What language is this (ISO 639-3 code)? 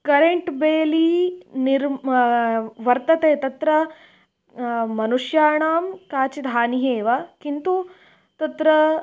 san